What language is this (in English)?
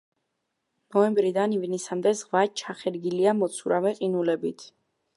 Georgian